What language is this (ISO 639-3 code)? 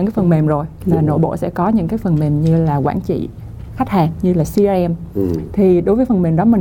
vie